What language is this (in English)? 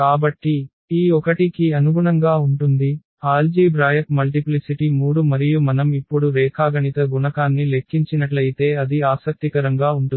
Telugu